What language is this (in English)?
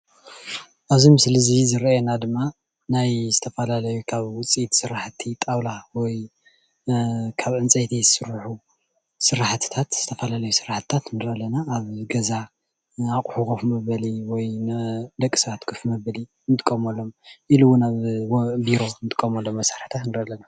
Tigrinya